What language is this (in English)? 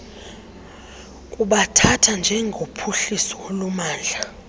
Xhosa